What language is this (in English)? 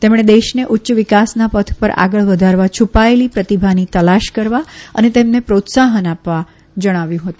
Gujarati